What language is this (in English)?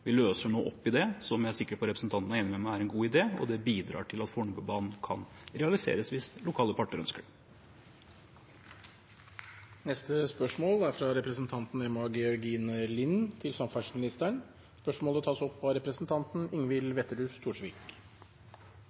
Norwegian Bokmål